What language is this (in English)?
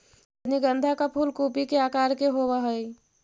Magahi